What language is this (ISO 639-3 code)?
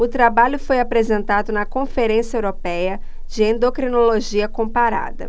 por